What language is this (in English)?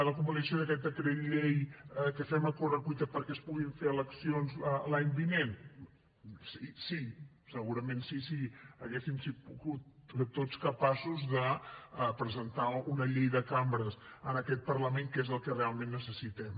Catalan